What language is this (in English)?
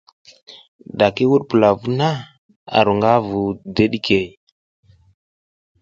South Giziga